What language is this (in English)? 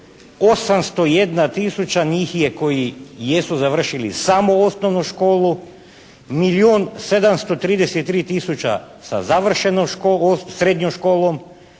Croatian